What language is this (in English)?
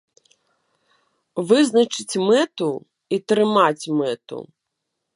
Belarusian